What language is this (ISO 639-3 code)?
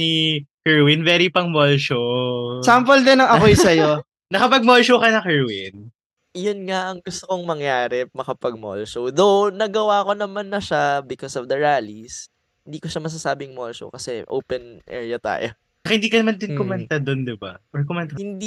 fil